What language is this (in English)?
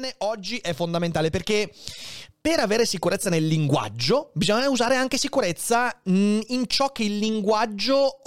Italian